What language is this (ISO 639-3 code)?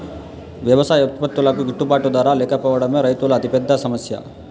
tel